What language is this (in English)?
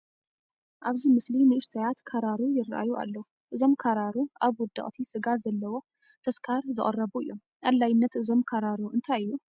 Tigrinya